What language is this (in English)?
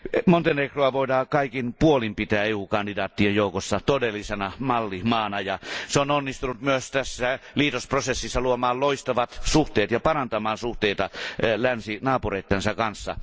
Finnish